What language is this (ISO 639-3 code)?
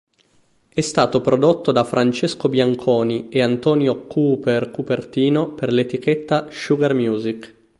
ita